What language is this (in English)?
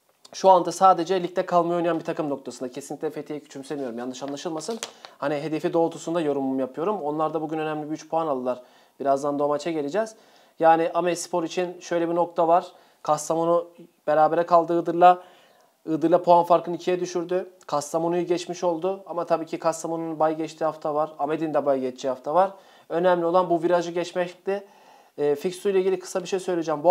Turkish